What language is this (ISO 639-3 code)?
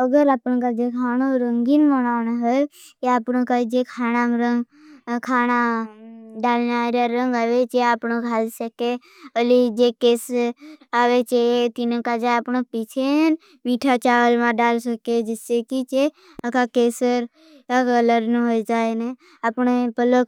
bhb